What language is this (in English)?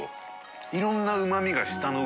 Japanese